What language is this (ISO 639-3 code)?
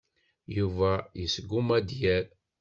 kab